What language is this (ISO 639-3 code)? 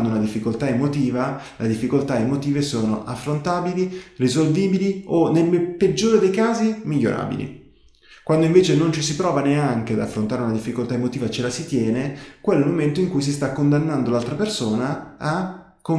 ita